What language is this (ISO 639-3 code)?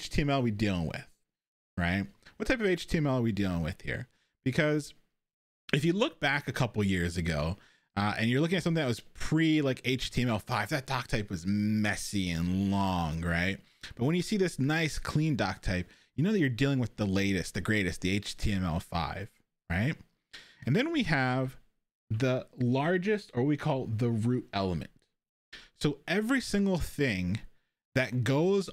eng